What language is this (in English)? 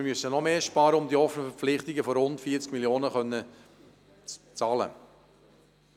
Swiss German